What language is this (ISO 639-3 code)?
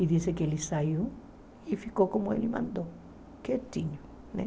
por